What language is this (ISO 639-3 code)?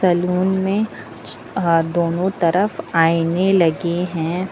hin